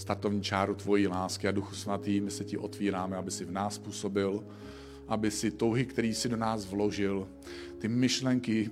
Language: Czech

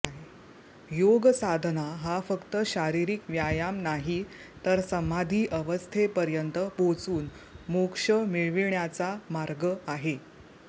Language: Marathi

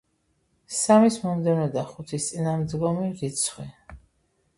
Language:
Georgian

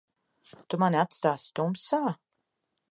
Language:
Latvian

